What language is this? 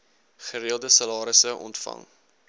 Afrikaans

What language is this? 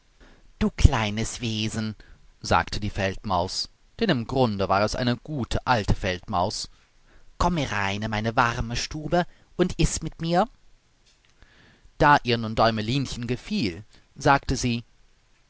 German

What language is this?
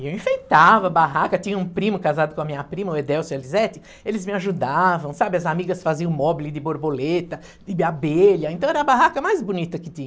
Portuguese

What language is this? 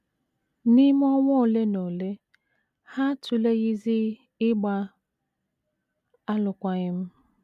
Igbo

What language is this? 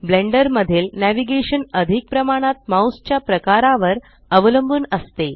Marathi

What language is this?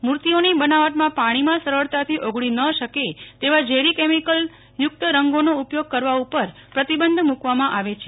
Gujarati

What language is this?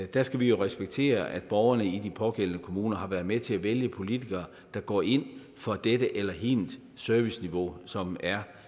Danish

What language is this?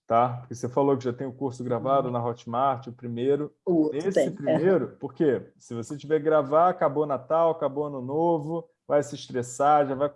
Portuguese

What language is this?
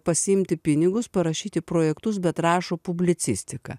Lithuanian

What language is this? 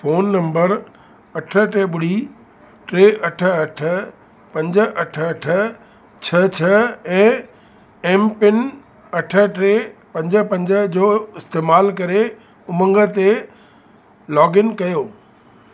Sindhi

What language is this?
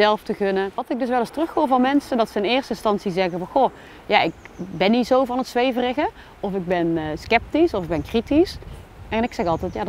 Dutch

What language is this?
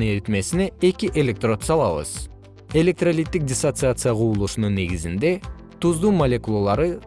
Kyrgyz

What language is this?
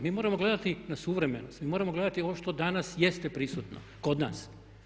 Croatian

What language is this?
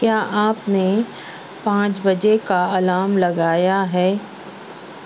Urdu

